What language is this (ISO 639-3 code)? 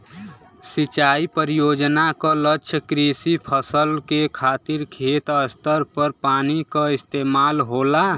bho